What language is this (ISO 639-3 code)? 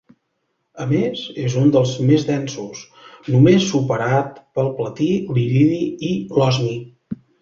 cat